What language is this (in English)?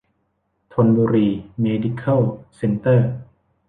Thai